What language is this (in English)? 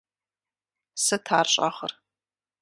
Kabardian